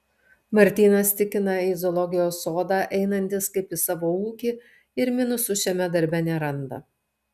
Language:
Lithuanian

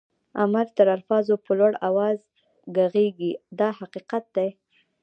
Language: Pashto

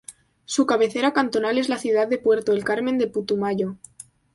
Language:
Spanish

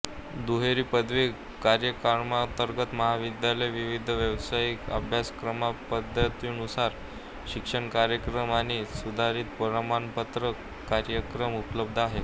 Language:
Marathi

